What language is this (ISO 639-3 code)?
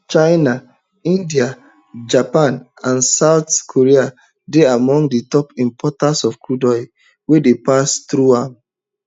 pcm